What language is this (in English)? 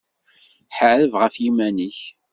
Kabyle